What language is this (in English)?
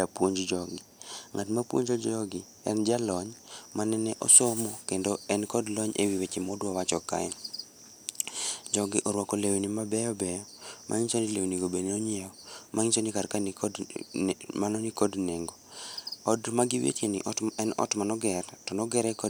Luo (Kenya and Tanzania)